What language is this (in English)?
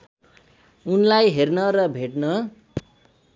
Nepali